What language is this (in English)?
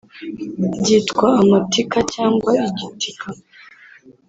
Kinyarwanda